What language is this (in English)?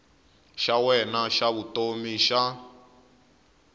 Tsonga